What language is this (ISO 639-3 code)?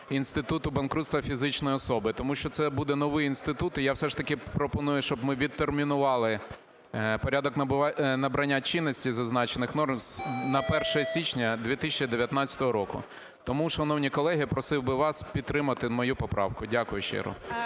ukr